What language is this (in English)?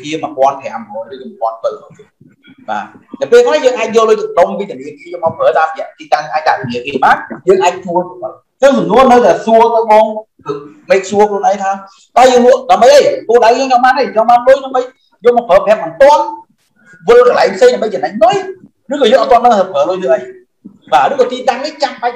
Vietnamese